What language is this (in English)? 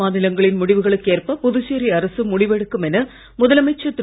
Tamil